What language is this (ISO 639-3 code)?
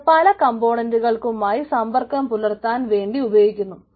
mal